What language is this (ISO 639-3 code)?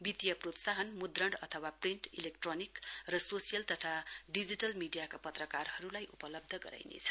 nep